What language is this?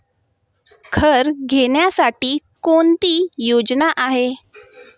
Marathi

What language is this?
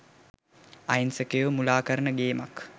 Sinhala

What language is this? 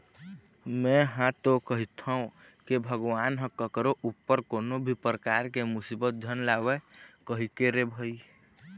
Chhattisgarhi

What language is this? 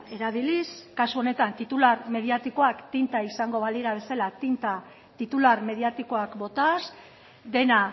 Basque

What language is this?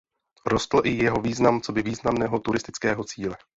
Czech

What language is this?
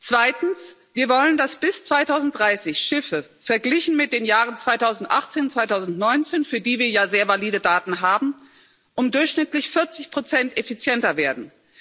German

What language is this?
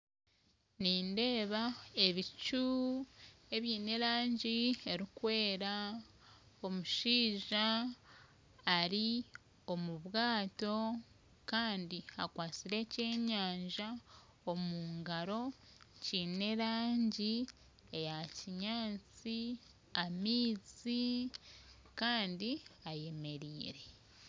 Nyankole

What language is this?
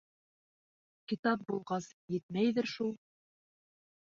Bashkir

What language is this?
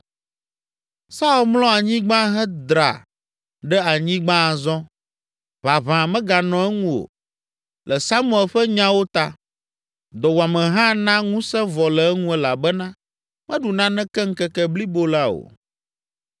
Ewe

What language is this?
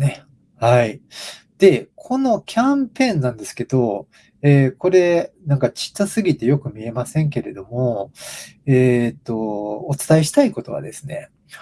Japanese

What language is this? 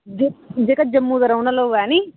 Dogri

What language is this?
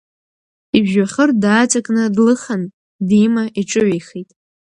Abkhazian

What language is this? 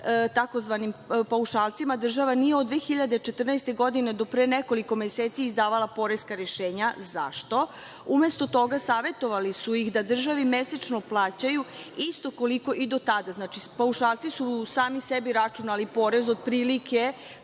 Serbian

